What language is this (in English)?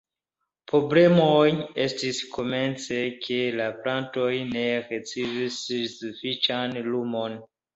Esperanto